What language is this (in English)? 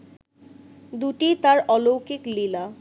Bangla